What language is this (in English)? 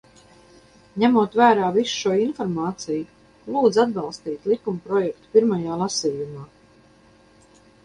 Latvian